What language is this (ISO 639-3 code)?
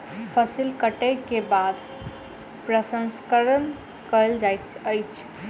mai